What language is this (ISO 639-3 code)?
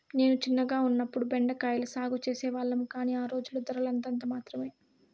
tel